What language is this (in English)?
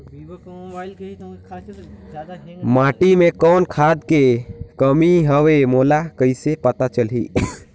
Chhattisgarhi